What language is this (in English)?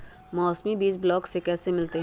Magahi